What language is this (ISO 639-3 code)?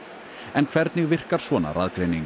isl